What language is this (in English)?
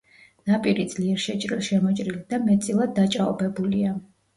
Georgian